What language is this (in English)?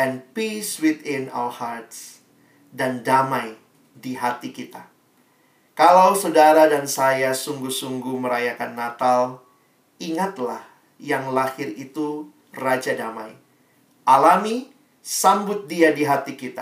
Indonesian